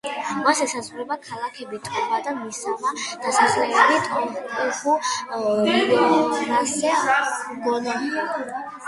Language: Georgian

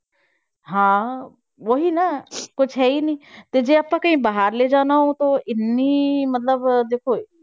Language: Punjabi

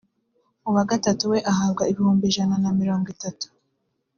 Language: Kinyarwanda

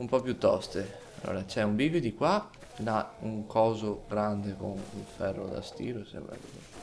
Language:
Italian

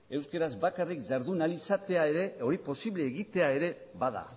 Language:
Basque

